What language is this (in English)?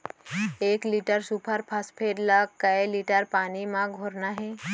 Chhattisgarhi